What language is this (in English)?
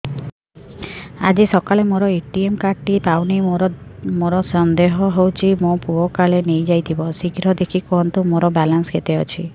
Odia